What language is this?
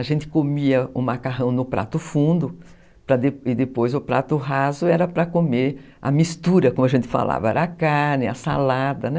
Portuguese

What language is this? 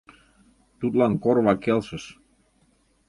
Mari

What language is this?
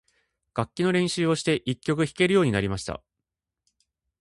Japanese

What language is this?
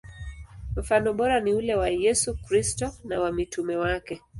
Swahili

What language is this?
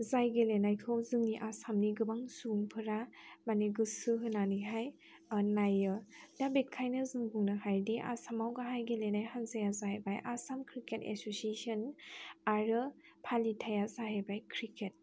Bodo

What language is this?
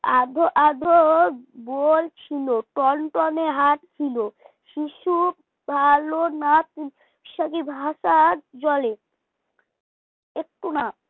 Bangla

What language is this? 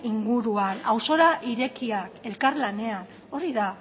Basque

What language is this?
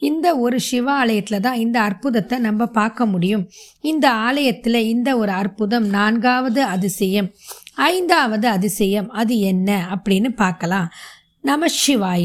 Tamil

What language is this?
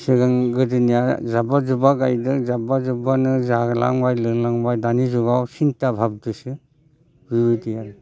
Bodo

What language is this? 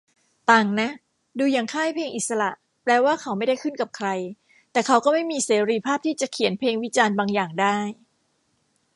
Thai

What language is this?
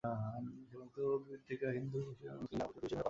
Bangla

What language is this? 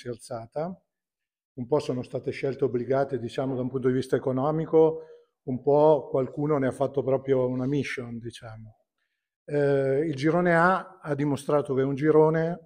Italian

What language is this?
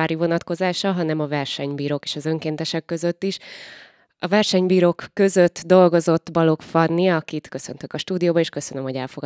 Hungarian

